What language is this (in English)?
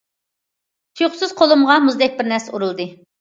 Uyghur